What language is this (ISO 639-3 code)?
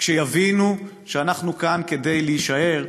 heb